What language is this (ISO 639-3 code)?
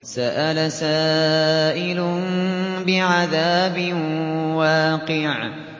ara